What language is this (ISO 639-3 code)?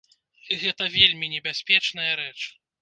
bel